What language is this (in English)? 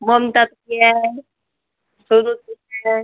Marathi